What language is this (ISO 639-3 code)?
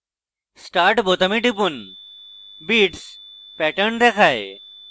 ben